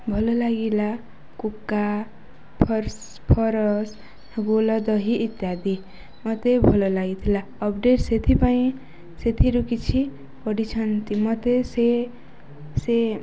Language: Odia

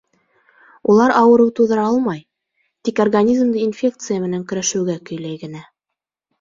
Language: Bashkir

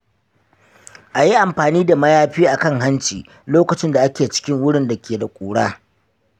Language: Hausa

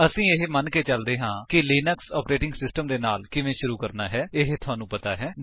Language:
Punjabi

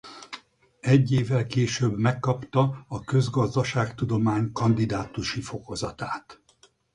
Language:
Hungarian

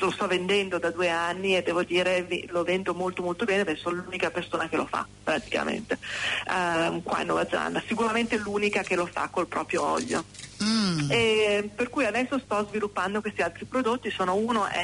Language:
Italian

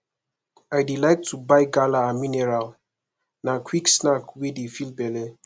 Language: Nigerian Pidgin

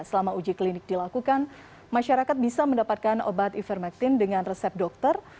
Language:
Indonesian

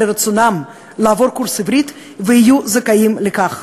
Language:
Hebrew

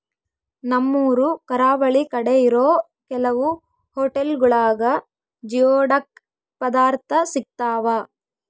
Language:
Kannada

